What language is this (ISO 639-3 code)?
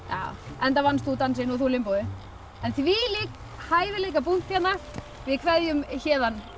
isl